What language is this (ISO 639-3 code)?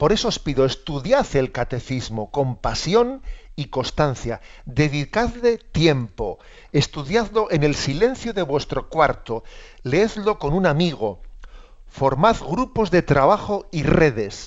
spa